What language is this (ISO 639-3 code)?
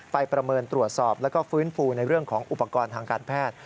tha